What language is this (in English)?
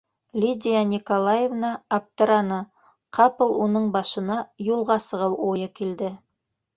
Bashkir